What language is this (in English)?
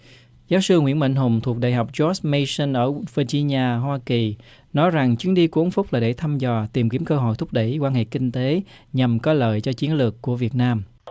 Vietnamese